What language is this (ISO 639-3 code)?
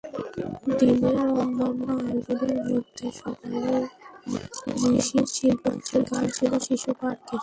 ben